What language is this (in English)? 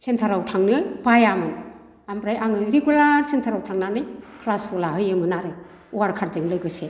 Bodo